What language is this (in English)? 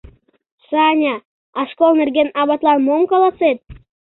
Mari